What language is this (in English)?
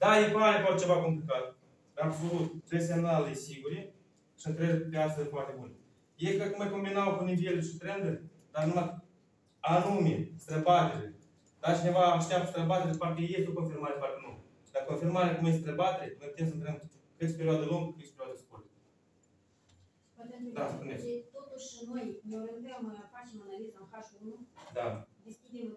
Romanian